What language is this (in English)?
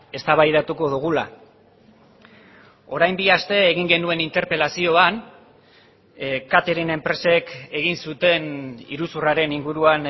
Basque